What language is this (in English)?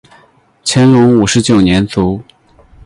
Chinese